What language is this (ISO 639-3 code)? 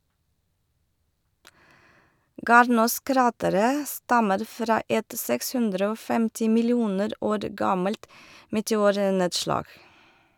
nor